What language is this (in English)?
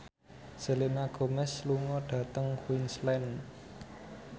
Javanese